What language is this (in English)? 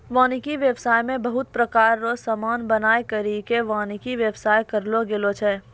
Maithili